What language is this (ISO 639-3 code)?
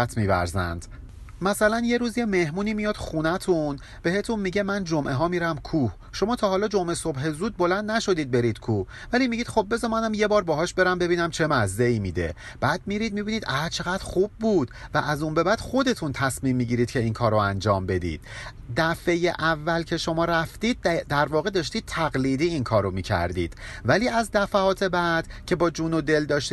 fas